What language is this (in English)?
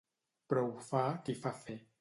Catalan